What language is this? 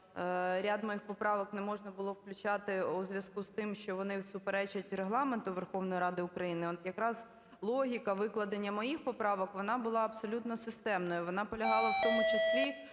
Ukrainian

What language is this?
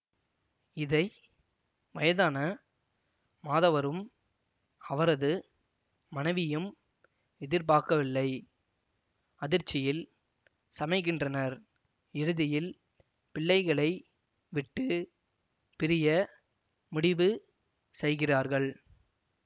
Tamil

